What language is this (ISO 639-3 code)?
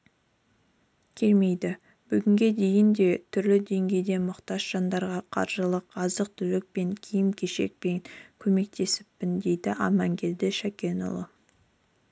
kaz